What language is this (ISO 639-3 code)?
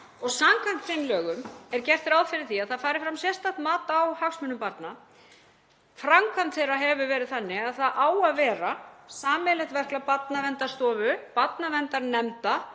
isl